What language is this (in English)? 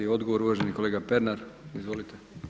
Croatian